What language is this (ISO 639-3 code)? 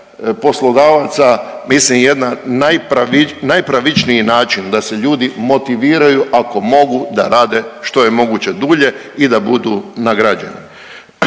hrv